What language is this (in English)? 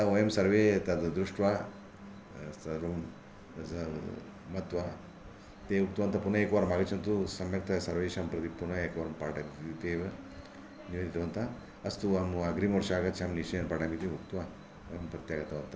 Sanskrit